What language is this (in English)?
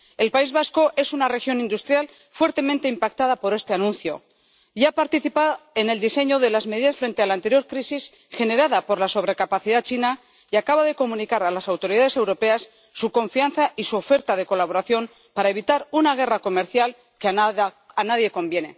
Spanish